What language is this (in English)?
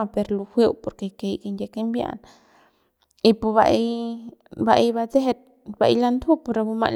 Central Pame